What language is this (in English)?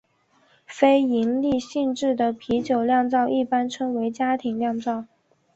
Chinese